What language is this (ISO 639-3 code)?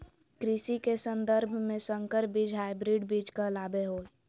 mag